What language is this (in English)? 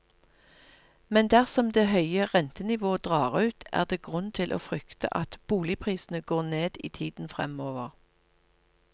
Norwegian